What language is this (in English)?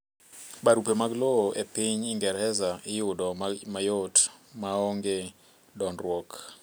Luo (Kenya and Tanzania)